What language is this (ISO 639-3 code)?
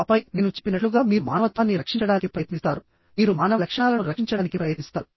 tel